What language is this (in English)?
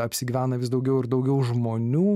Lithuanian